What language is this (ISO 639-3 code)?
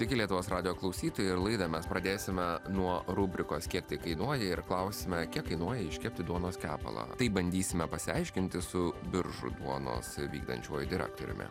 lit